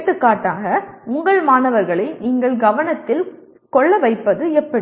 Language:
Tamil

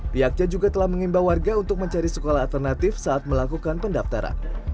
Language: Indonesian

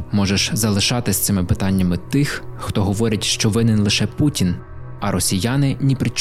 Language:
Ukrainian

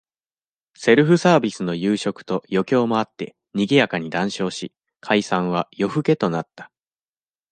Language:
Japanese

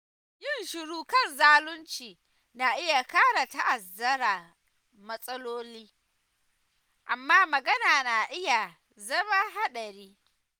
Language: Hausa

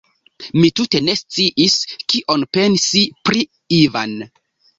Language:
Esperanto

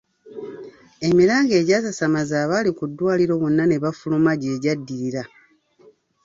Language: Ganda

